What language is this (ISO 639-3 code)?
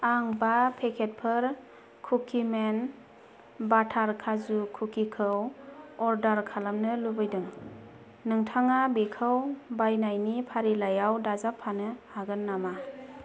brx